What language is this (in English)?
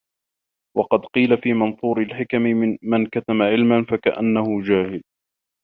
Arabic